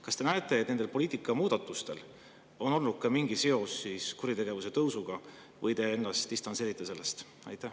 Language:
Estonian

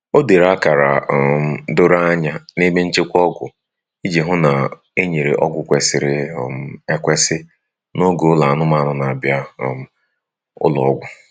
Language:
Igbo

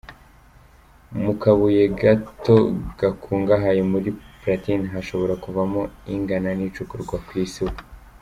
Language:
Kinyarwanda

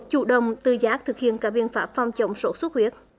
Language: Vietnamese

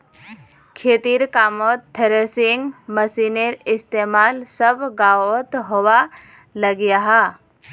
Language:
Magahi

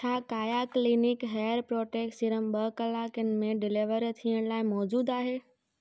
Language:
Sindhi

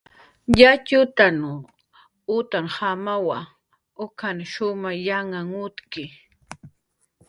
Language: Jaqaru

